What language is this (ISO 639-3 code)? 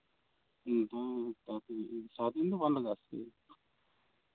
sat